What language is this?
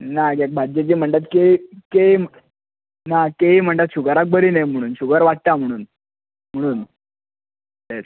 Konkani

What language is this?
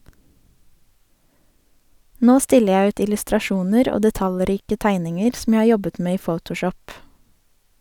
Norwegian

